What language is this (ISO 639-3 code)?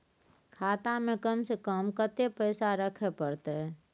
mai